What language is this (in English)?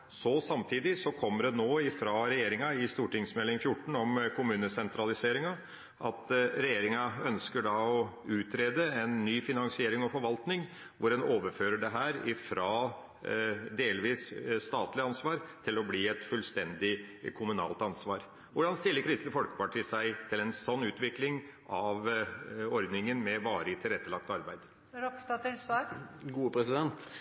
Norwegian Bokmål